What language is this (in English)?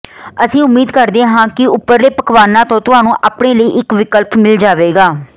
Punjabi